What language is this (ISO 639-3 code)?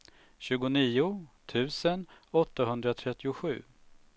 swe